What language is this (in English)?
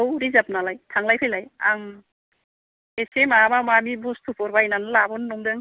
Bodo